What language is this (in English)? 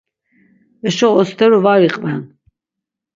Laz